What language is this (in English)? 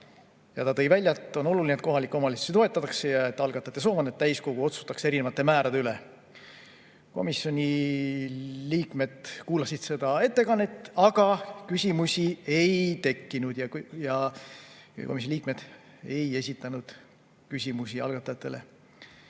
Estonian